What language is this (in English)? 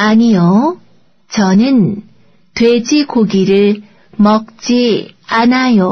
Korean